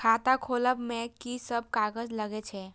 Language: Maithili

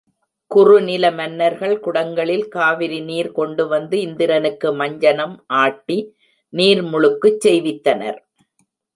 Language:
Tamil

